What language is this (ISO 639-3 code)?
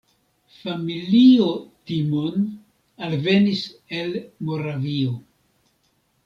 epo